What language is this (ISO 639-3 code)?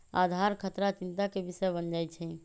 mag